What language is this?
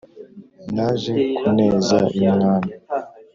Kinyarwanda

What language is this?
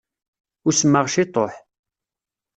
Kabyle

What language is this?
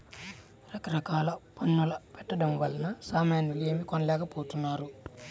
Telugu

